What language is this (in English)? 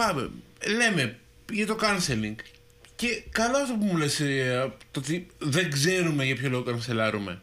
Greek